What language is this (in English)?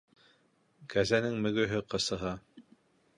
Bashkir